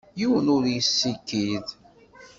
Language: Kabyle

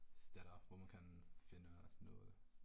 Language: Danish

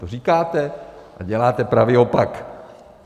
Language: Czech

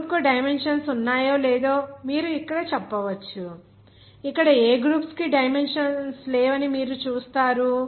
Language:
Telugu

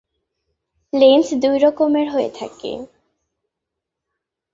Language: Bangla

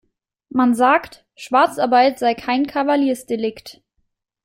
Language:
German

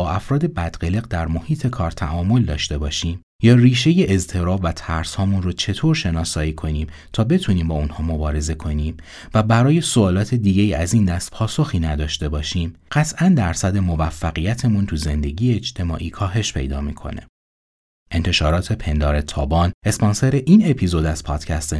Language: Persian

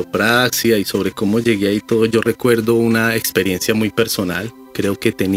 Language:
Spanish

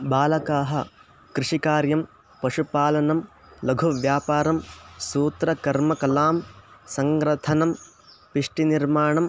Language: Sanskrit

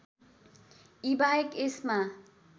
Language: Nepali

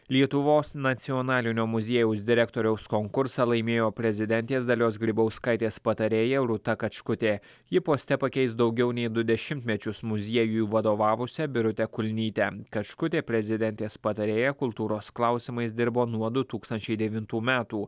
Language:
Lithuanian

